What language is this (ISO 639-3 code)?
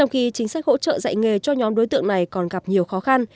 vie